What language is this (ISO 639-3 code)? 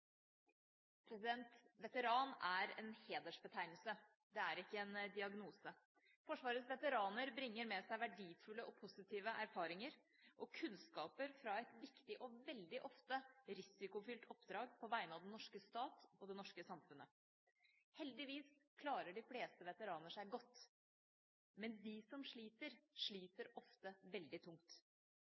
nor